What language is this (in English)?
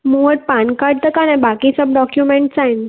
Sindhi